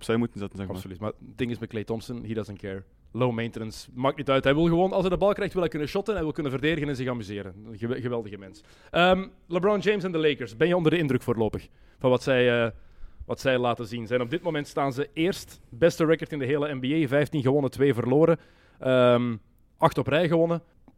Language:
Dutch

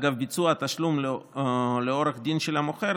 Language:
Hebrew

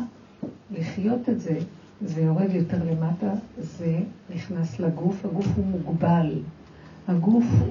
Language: Hebrew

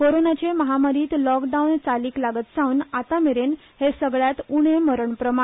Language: Konkani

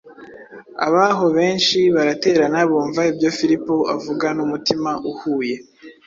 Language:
Kinyarwanda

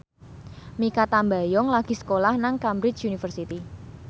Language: Javanese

